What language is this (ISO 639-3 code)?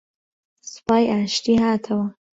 ckb